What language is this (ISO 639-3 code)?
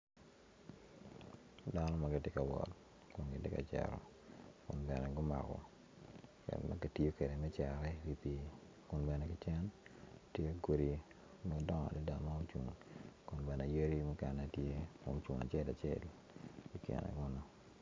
ach